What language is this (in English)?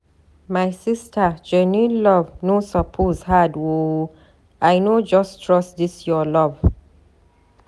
Nigerian Pidgin